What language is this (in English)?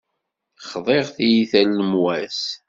Kabyle